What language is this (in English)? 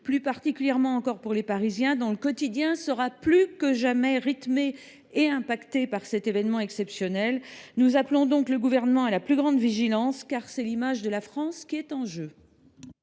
French